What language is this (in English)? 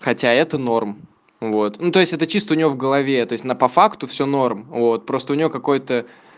Russian